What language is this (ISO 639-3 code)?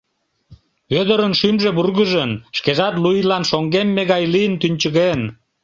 chm